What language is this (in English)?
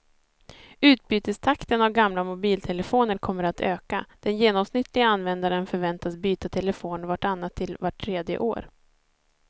Swedish